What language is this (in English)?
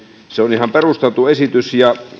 Finnish